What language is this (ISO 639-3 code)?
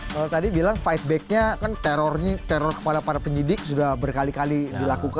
ind